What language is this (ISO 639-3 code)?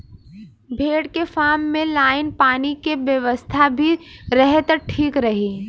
bho